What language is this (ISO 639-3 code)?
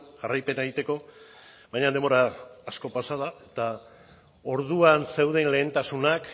eus